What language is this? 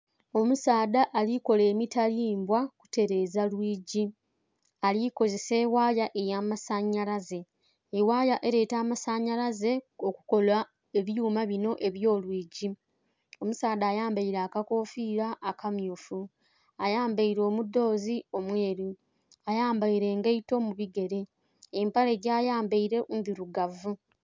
Soga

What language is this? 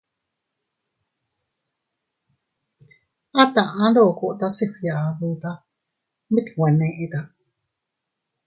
Teutila Cuicatec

